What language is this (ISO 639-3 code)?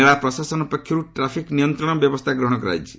ori